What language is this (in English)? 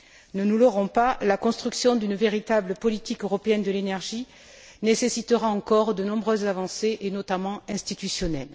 French